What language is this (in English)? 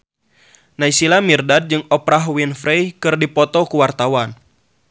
Sundanese